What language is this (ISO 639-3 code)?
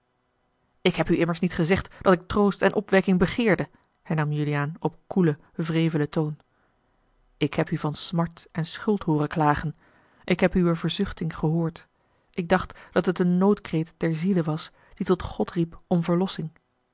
nld